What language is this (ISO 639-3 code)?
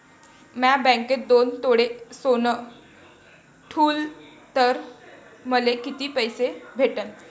mar